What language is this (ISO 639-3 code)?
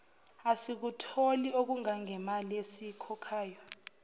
zul